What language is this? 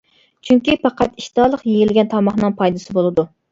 Uyghur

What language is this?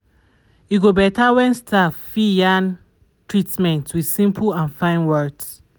Nigerian Pidgin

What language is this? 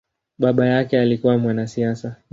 Swahili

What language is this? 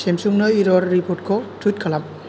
Bodo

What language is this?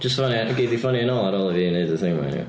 Welsh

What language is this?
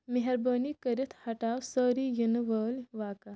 Kashmiri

